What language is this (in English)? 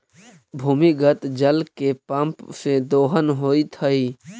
Magahi